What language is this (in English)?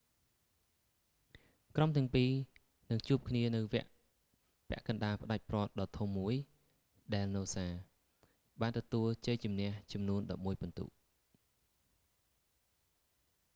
Khmer